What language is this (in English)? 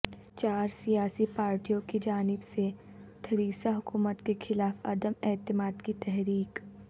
Urdu